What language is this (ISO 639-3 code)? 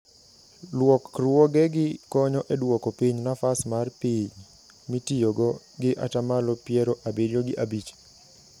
luo